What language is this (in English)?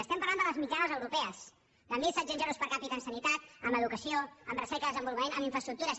Catalan